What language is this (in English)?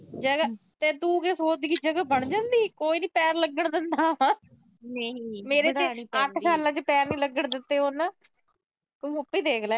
Punjabi